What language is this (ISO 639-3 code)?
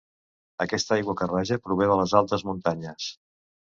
cat